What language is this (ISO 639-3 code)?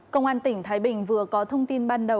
vie